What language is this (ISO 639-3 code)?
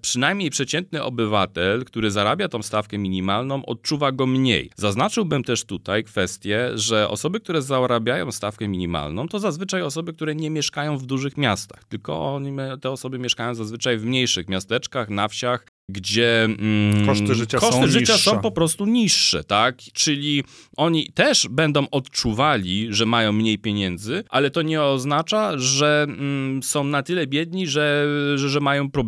pol